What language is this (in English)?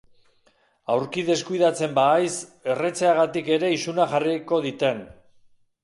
Basque